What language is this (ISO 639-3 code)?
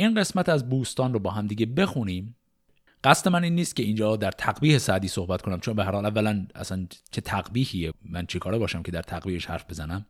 fas